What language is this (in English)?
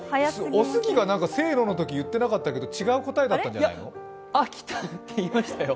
Japanese